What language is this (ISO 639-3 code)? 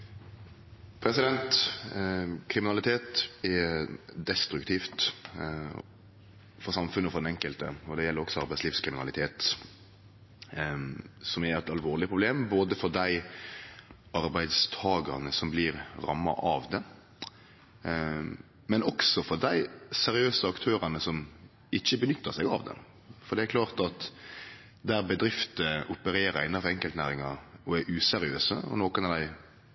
nno